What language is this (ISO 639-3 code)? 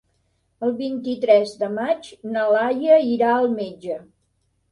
cat